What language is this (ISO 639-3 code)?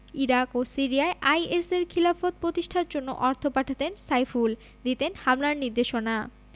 ben